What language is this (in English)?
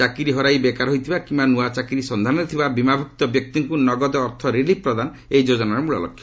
Odia